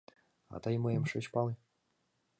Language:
Mari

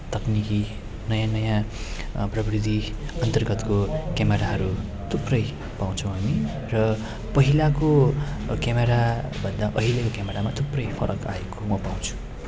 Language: Nepali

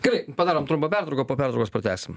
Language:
Lithuanian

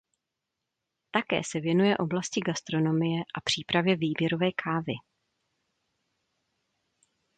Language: Czech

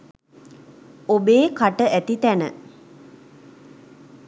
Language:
Sinhala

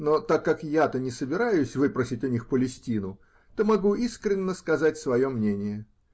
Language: Russian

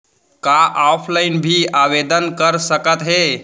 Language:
Chhattisgarhi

